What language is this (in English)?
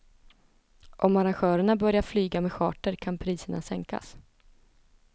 Swedish